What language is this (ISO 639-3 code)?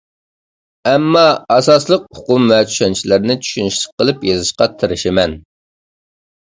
uig